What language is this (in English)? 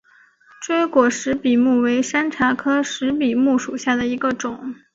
Chinese